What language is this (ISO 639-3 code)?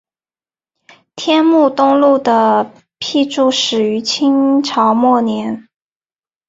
zho